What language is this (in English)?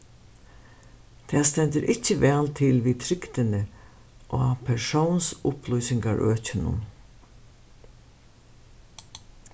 Faroese